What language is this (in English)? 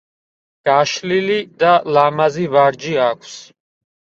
Georgian